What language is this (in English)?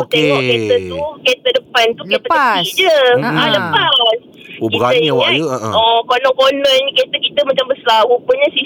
Malay